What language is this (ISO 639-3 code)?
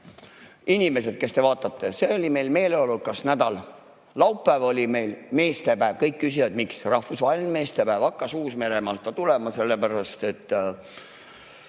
est